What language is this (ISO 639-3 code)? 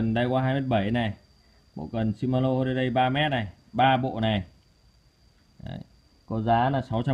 vie